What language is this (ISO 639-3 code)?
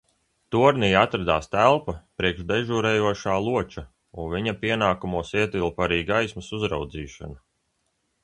lav